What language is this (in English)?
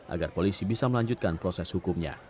Indonesian